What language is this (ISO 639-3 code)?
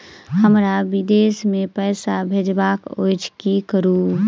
mai